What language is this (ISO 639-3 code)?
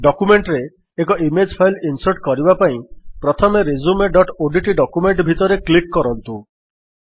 ori